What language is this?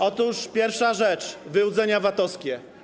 Polish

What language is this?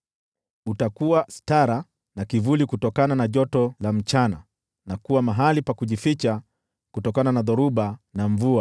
Swahili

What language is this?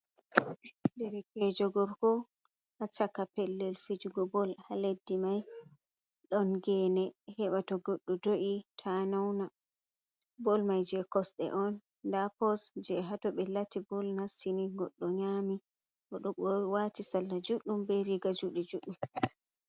Fula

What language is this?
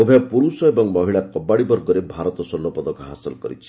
Odia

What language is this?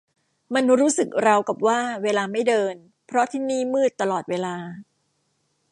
Thai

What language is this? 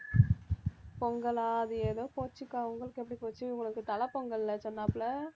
Tamil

